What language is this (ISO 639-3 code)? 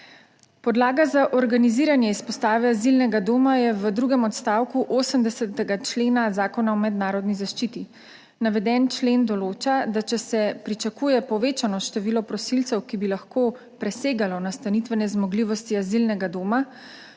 slv